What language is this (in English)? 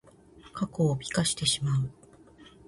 Japanese